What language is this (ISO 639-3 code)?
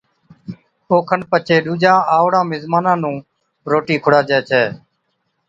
odk